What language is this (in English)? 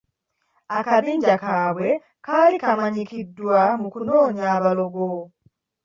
Ganda